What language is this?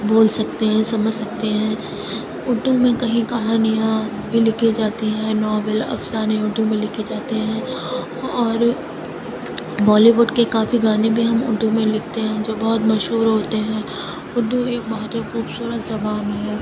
Urdu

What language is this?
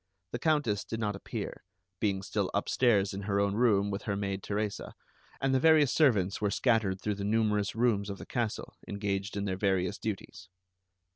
English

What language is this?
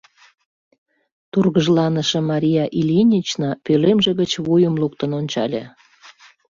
Mari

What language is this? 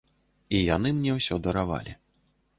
Belarusian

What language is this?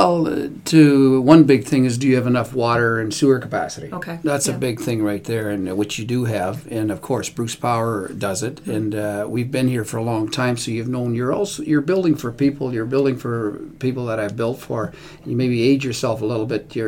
English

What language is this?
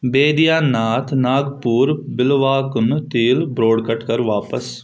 Kashmiri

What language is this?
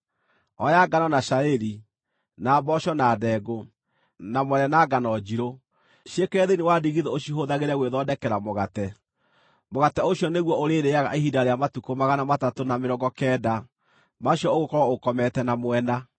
Kikuyu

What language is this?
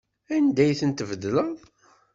Kabyle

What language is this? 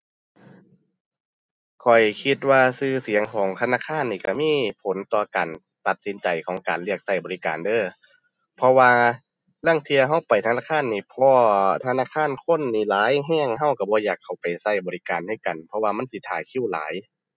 Thai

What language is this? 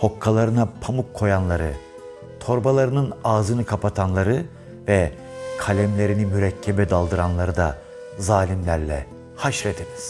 Turkish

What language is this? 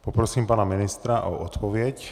Czech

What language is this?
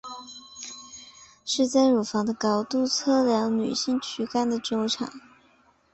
Chinese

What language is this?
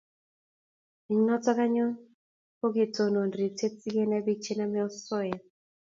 Kalenjin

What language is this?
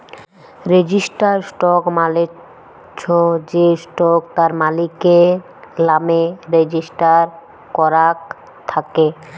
Bangla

